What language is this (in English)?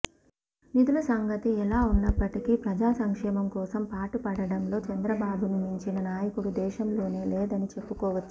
Telugu